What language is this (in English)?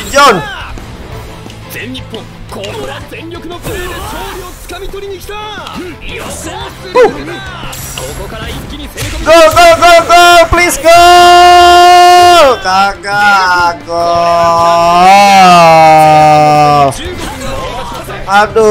Indonesian